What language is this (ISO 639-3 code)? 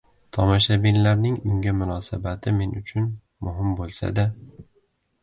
uzb